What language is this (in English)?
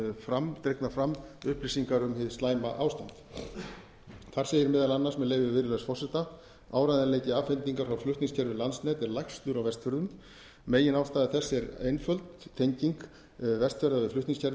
Icelandic